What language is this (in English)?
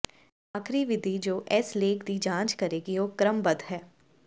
Punjabi